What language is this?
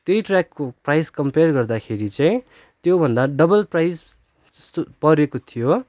Nepali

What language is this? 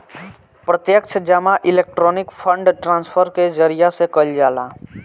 Bhojpuri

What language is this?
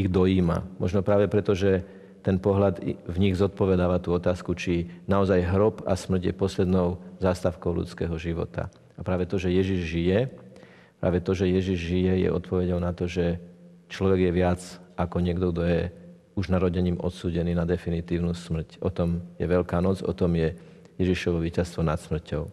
Slovak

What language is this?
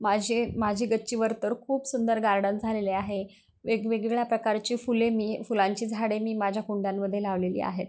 Marathi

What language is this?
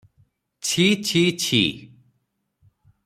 Odia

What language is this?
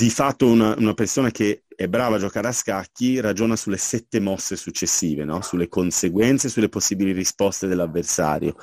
Italian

